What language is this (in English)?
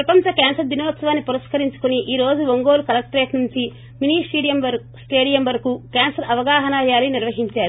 Telugu